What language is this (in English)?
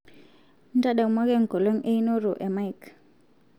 Masai